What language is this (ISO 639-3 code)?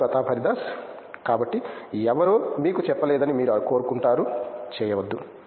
tel